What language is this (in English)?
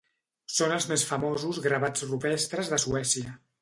Catalan